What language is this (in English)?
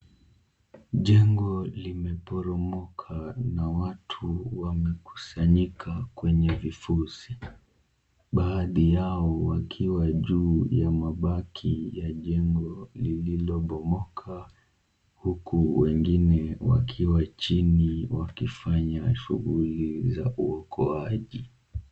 Swahili